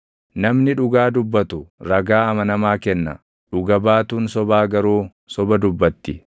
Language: Oromo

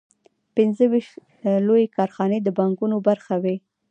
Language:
Pashto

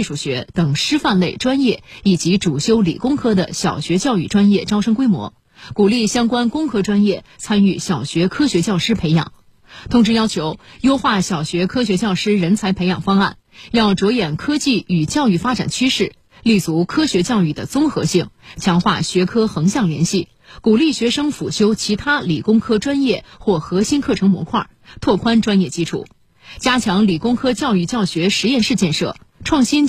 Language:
Chinese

